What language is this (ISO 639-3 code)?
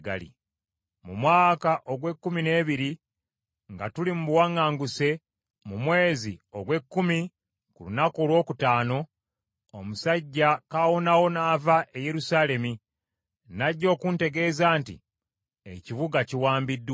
lug